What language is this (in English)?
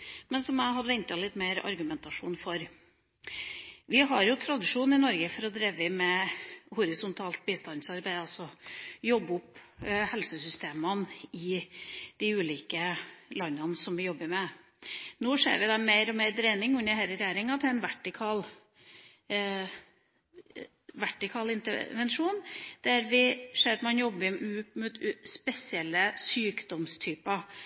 Norwegian Bokmål